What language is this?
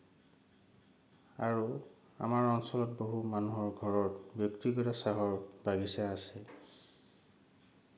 Assamese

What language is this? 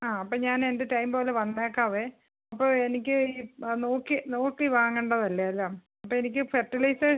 Malayalam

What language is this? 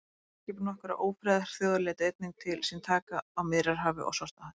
Icelandic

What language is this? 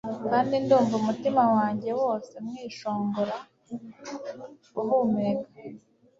Kinyarwanda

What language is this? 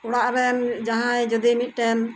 Santali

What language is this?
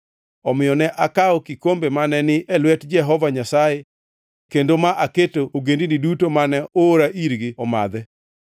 Luo (Kenya and Tanzania)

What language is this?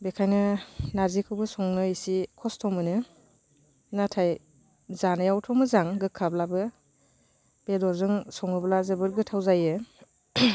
Bodo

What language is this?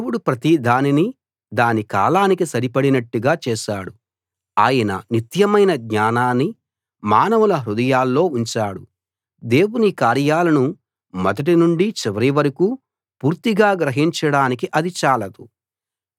Telugu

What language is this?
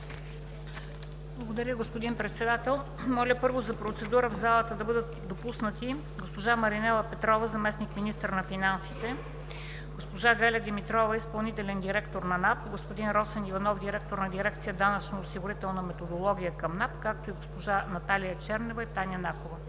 Bulgarian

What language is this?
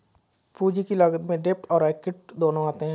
Hindi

